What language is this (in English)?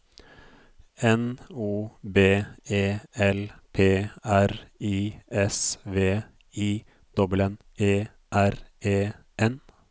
Norwegian